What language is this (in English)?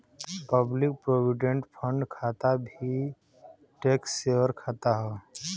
Bhojpuri